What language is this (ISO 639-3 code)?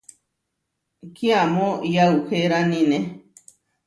var